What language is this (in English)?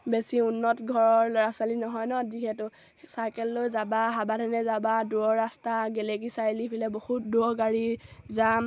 Assamese